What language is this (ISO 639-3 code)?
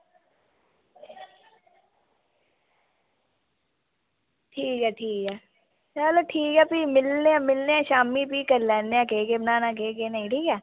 doi